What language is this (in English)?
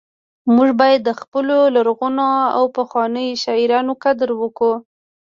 Pashto